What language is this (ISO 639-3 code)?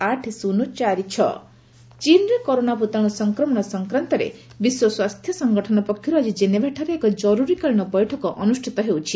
ori